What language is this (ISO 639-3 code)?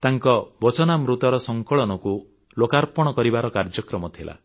ori